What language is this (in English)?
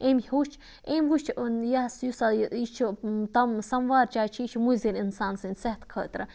Kashmiri